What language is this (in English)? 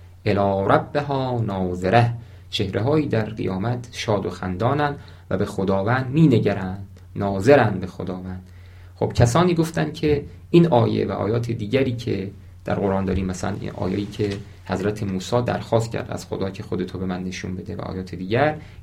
Persian